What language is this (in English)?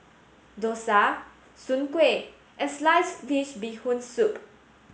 English